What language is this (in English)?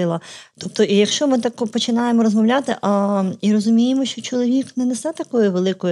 Ukrainian